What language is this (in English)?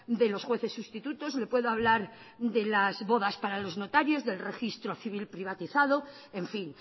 Spanish